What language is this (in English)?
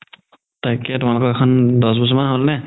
Assamese